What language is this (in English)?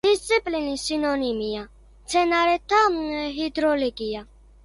Georgian